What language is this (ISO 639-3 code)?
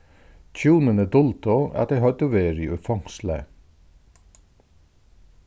fao